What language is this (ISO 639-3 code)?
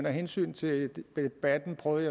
dan